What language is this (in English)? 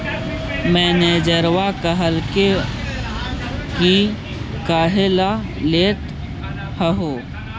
Magahi